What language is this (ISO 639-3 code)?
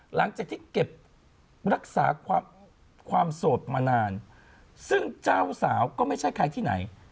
tha